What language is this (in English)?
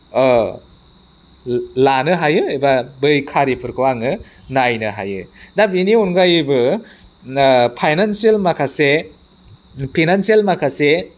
Bodo